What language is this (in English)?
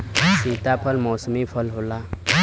Bhojpuri